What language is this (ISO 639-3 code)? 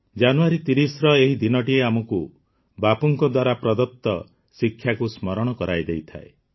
ori